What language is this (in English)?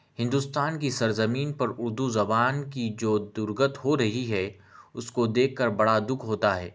Urdu